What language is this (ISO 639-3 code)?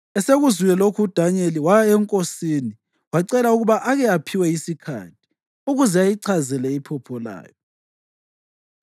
nde